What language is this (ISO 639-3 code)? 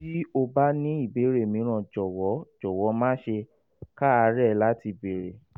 yor